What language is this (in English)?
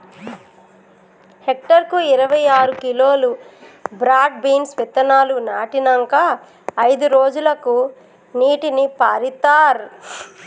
Telugu